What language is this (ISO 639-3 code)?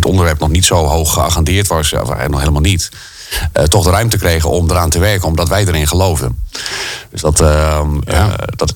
nld